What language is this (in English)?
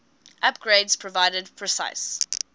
English